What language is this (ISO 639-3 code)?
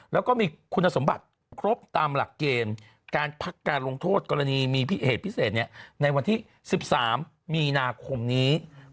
tha